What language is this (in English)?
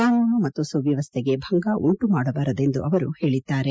Kannada